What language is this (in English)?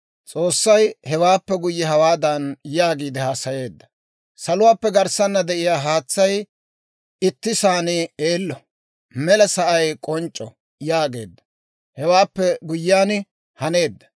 Dawro